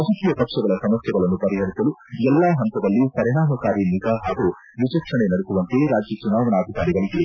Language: Kannada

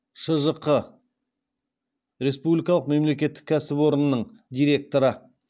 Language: Kazakh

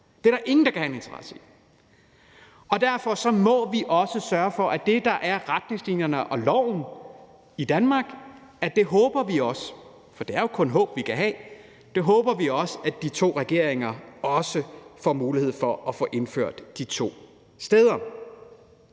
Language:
Danish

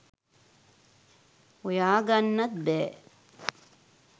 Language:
Sinhala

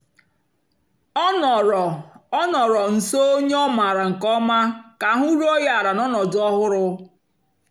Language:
Igbo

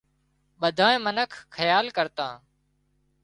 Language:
Wadiyara Koli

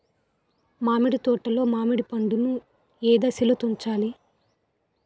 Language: Telugu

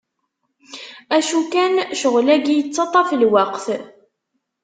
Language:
Kabyle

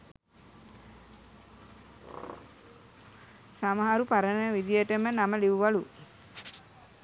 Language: Sinhala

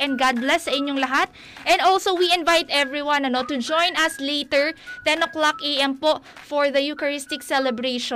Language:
Filipino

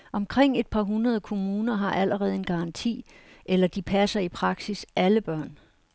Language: Danish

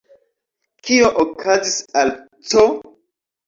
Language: Esperanto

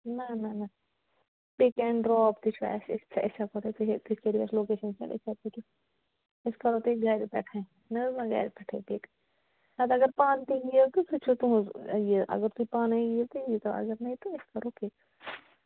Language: Kashmiri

